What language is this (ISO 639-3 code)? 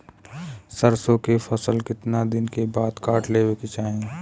bho